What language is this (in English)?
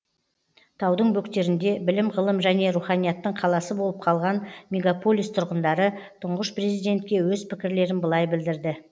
Kazakh